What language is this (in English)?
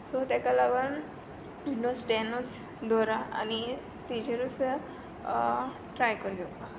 Konkani